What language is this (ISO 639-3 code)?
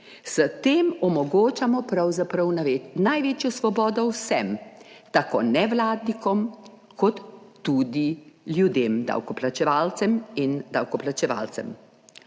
slv